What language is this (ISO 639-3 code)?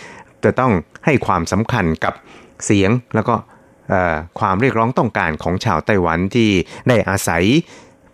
tha